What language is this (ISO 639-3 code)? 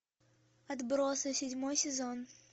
rus